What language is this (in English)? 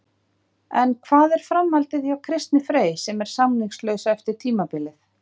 Icelandic